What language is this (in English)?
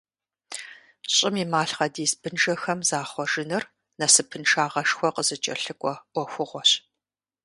Kabardian